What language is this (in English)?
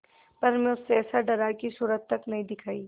Hindi